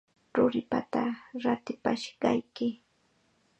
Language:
Chiquián Ancash Quechua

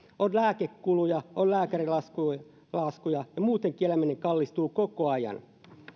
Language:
Finnish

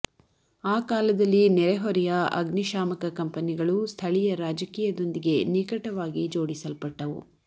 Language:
Kannada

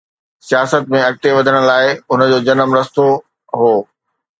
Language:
Sindhi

